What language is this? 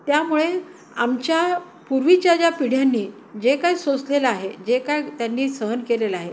Marathi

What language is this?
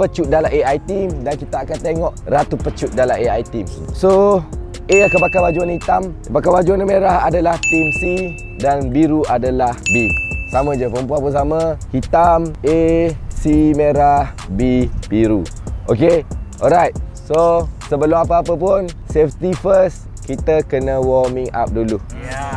Malay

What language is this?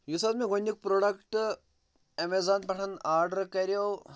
Kashmiri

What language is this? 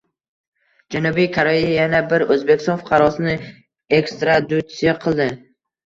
Uzbek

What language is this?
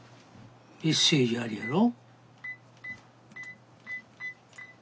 Japanese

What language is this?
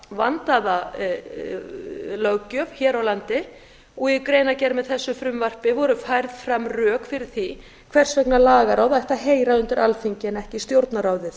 Icelandic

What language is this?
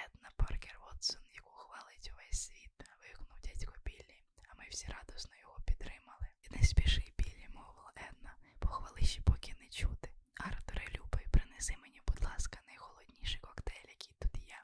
Ukrainian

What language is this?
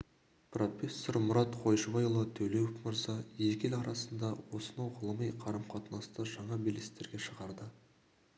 Kazakh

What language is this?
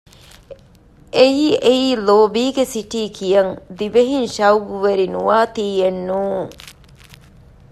Divehi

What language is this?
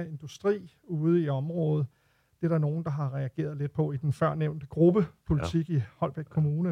Danish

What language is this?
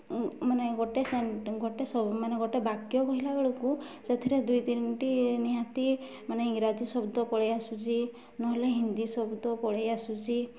Odia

